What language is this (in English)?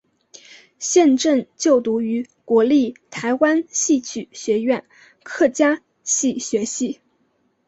Chinese